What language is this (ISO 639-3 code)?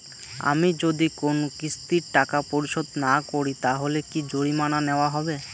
ben